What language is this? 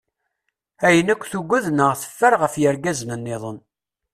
Kabyle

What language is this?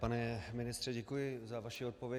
Czech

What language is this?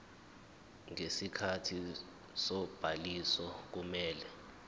Zulu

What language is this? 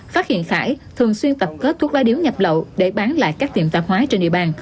Vietnamese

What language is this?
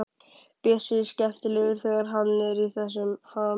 Icelandic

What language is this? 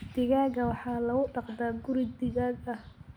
Somali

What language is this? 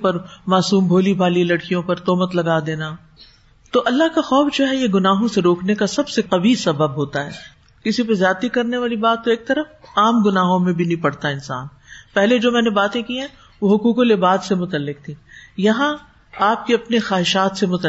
Urdu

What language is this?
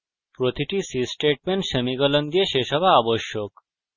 Bangla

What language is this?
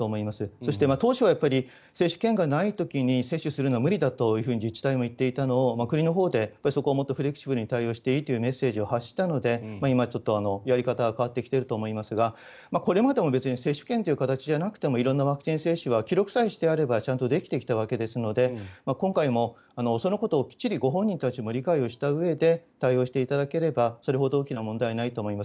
Japanese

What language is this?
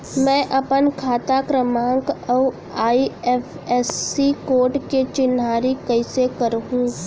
Chhattisgarhi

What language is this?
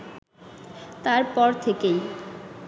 Bangla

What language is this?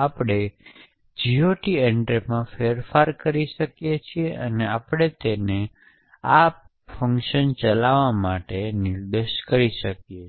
Gujarati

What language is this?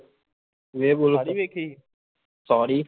Punjabi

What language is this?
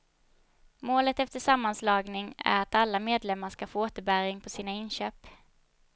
Swedish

